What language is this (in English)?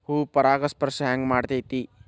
Kannada